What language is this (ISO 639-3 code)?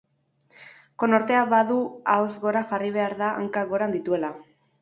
eus